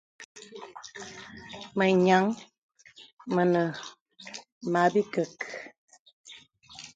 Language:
Bebele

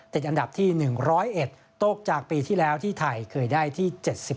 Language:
Thai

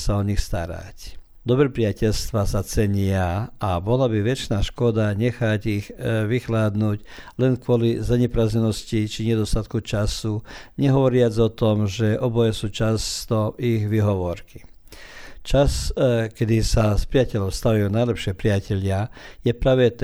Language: Croatian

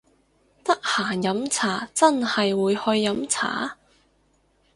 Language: Cantonese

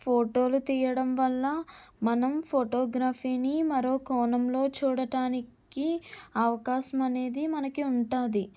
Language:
Telugu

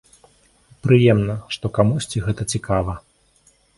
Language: Belarusian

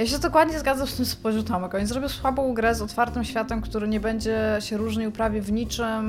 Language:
Polish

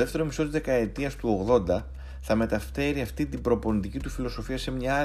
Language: Greek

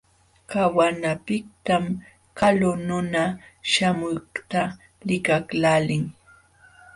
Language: Jauja Wanca Quechua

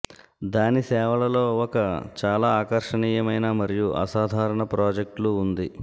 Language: Telugu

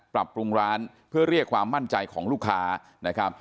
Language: Thai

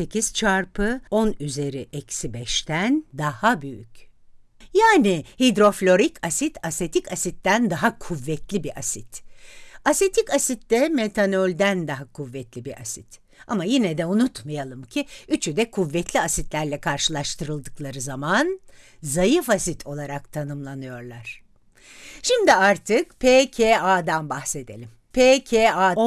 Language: Turkish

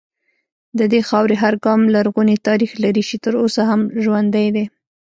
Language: Pashto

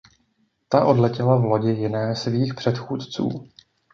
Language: Czech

